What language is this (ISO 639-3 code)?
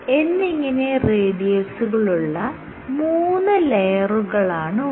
mal